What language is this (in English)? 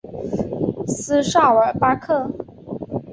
Chinese